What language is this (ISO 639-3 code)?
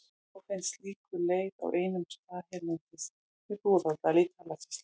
isl